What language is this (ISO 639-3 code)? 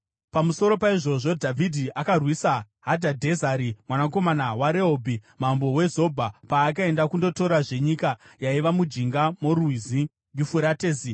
sna